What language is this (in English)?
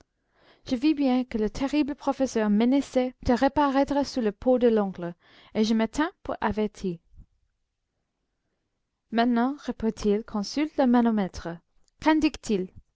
French